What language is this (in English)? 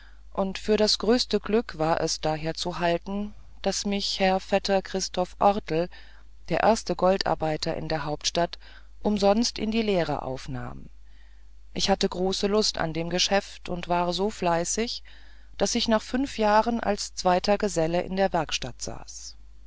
German